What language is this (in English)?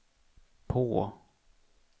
Swedish